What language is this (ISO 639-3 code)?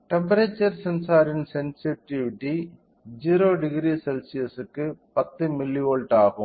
tam